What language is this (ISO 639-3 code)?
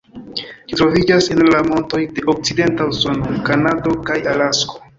epo